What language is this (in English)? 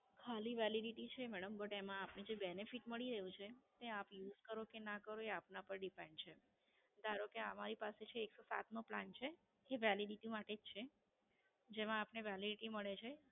Gujarati